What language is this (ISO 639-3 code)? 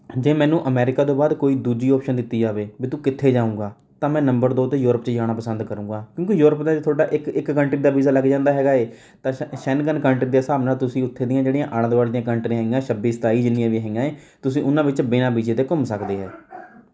pan